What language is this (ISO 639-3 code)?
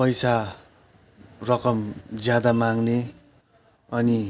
nep